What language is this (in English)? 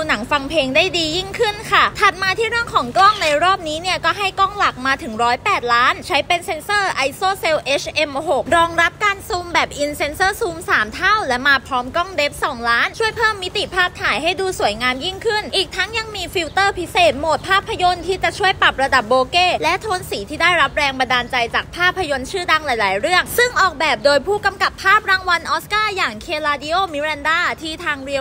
Thai